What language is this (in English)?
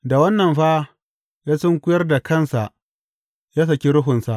Hausa